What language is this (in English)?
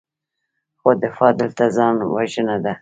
Pashto